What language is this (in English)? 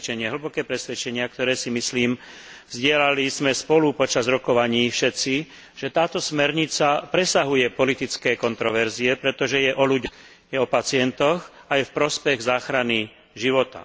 Slovak